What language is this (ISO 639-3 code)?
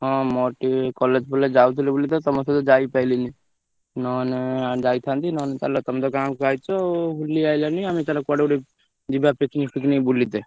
ori